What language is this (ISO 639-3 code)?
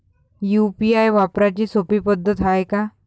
mar